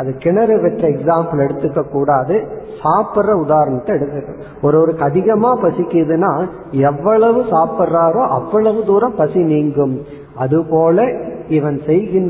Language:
Tamil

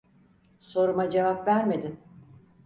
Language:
Turkish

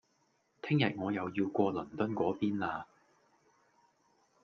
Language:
Cantonese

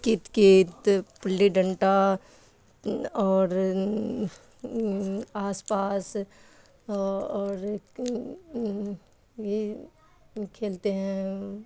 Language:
Urdu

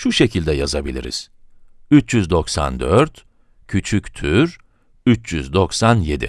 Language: Turkish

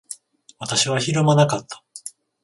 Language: Japanese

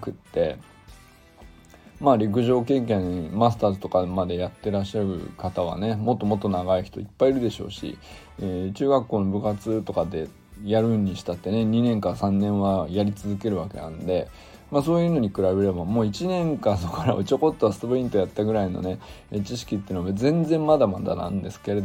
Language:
Japanese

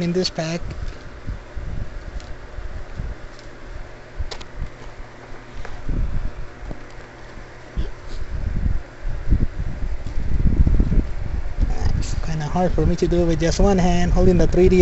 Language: English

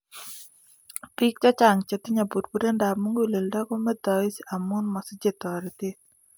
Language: Kalenjin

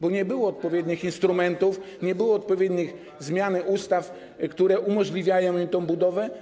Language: Polish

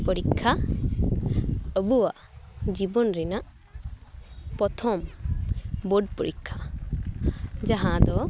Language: Santali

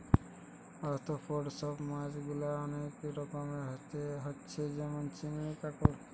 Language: Bangla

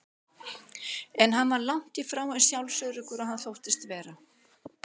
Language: Icelandic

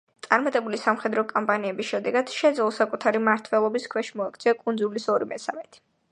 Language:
Georgian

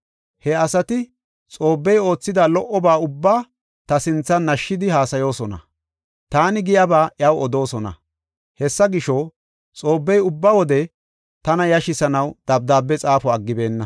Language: Gofa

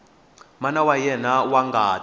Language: Tsonga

